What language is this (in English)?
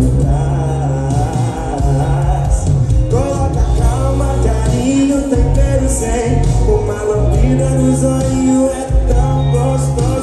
Portuguese